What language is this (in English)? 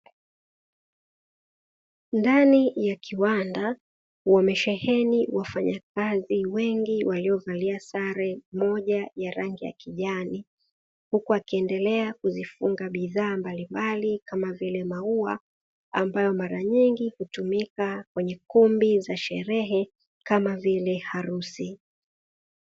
Swahili